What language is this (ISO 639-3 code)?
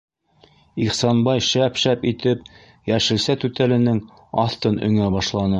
bak